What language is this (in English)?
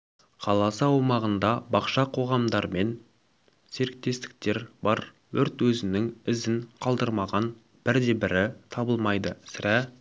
Kazakh